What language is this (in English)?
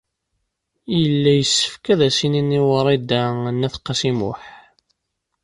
Kabyle